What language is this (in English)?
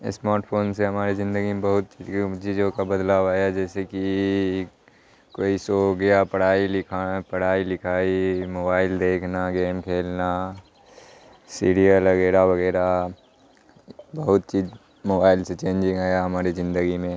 Urdu